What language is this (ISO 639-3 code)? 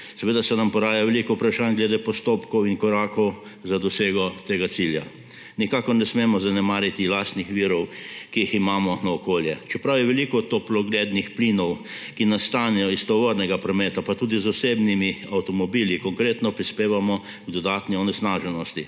slv